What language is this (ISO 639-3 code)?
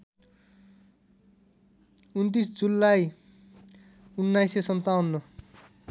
nep